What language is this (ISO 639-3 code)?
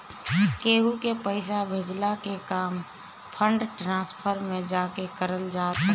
bho